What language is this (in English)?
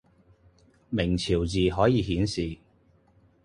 Cantonese